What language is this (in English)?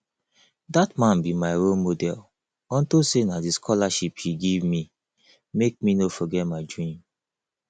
Nigerian Pidgin